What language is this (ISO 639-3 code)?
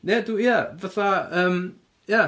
cym